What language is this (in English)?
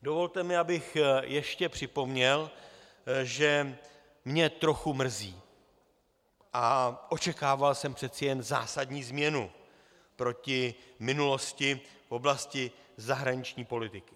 Czech